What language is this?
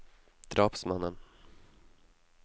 Norwegian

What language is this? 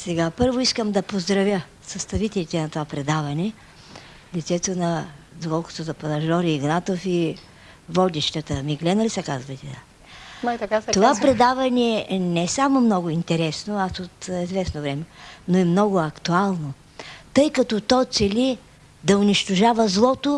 Bulgarian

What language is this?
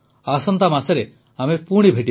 Odia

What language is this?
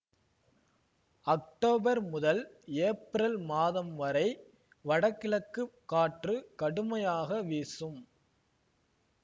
Tamil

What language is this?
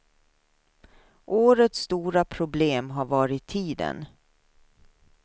Swedish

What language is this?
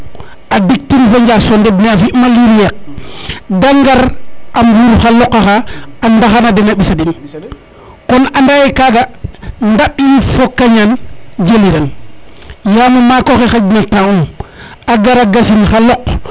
Serer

